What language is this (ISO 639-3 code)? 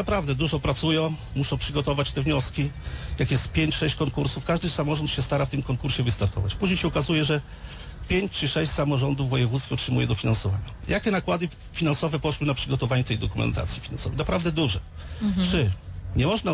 pol